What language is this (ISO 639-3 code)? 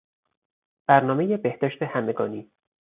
fas